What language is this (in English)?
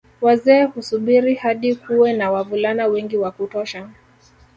Swahili